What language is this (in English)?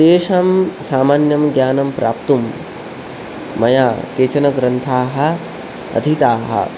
Sanskrit